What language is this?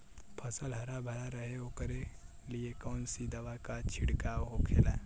Bhojpuri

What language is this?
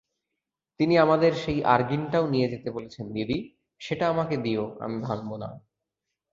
Bangla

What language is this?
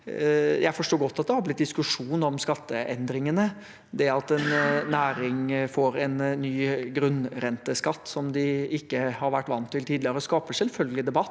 Norwegian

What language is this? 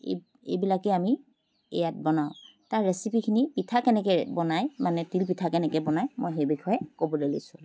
Assamese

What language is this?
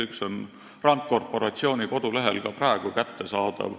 Estonian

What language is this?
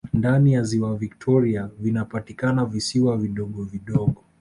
Swahili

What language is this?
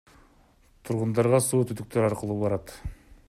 Kyrgyz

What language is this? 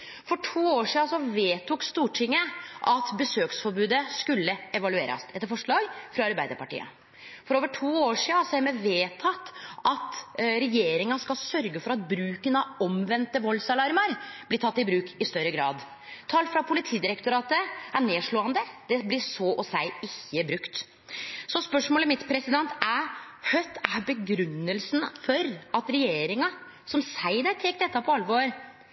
Norwegian Nynorsk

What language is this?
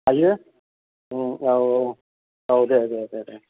Bodo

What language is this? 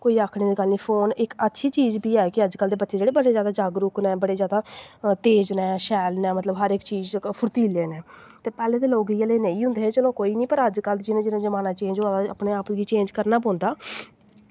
Dogri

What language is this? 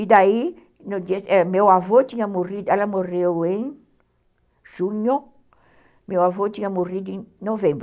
Portuguese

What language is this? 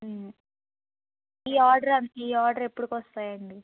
Telugu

